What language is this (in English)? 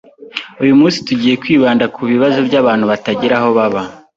Kinyarwanda